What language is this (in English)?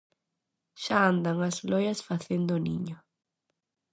Galician